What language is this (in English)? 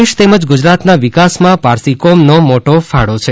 Gujarati